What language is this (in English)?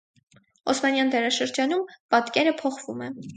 Armenian